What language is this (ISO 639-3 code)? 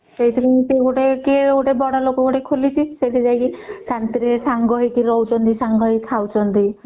ori